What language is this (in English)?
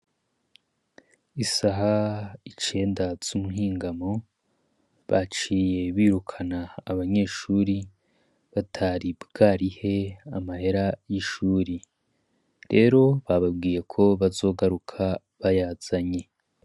Rundi